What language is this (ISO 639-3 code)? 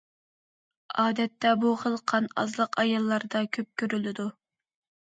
uig